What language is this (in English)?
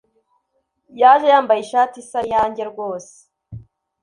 Kinyarwanda